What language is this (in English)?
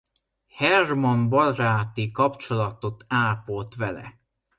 Hungarian